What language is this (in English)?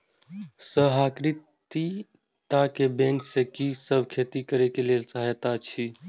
Maithili